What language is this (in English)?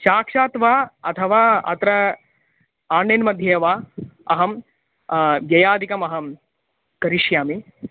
Sanskrit